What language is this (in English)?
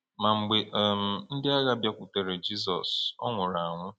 Igbo